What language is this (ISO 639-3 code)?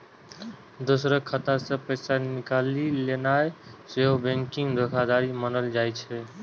mai